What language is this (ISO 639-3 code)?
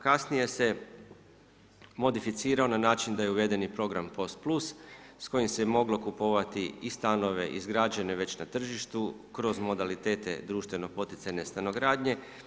hrv